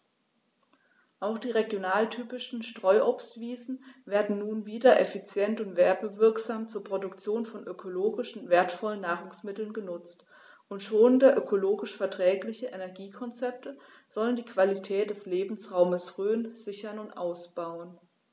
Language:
German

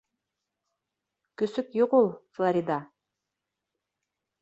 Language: Bashkir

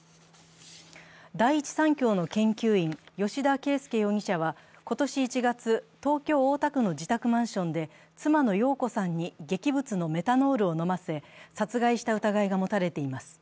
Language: Japanese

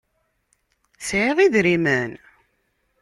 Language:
Kabyle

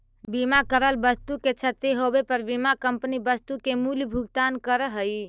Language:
Magahi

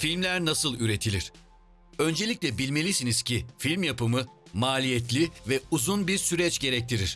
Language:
Turkish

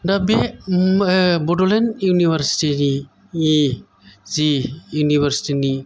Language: Bodo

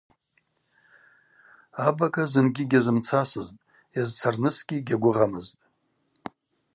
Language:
Abaza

